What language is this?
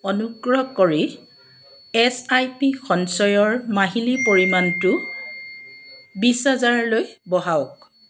Assamese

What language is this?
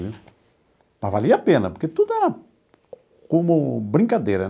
Portuguese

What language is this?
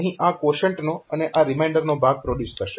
Gujarati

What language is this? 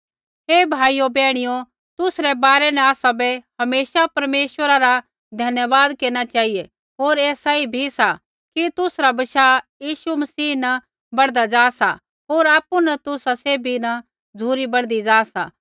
Kullu Pahari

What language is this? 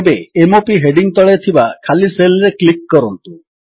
Odia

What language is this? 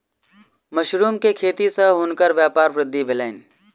Maithili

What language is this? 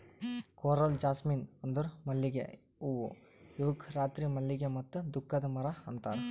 Kannada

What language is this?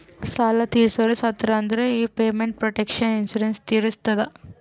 Kannada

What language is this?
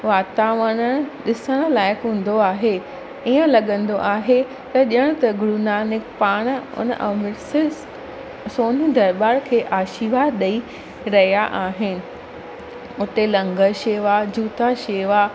Sindhi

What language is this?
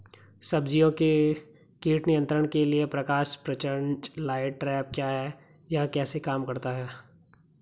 Hindi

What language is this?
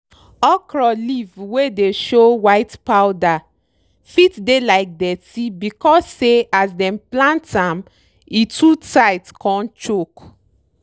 Nigerian Pidgin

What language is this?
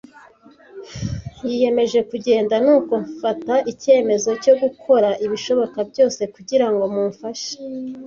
Kinyarwanda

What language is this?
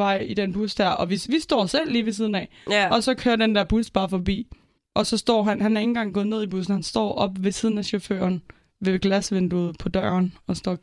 Danish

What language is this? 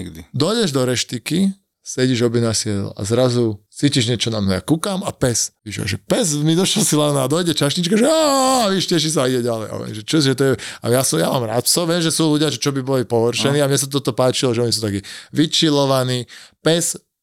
Slovak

